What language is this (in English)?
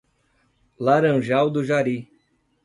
Portuguese